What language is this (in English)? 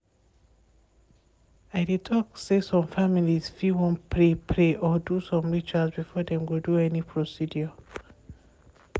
Nigerian Pidgin